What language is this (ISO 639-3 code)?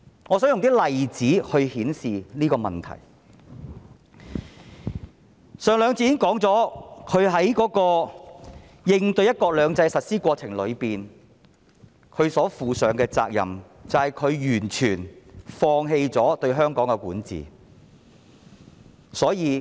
yue